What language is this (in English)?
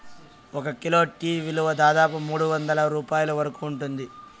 Telugu